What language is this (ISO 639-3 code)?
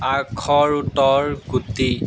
asm